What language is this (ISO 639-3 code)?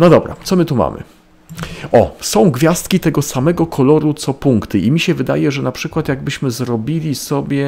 pol